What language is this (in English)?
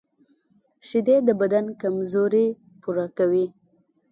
Pashto